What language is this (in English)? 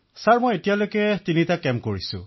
Assamese